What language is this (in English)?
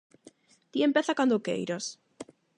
Galician